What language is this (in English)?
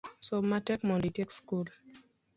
Luo (Kenya and Tanzania)